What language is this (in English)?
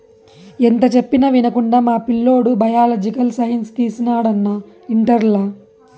Telugu